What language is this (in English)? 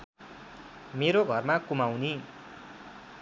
Nepali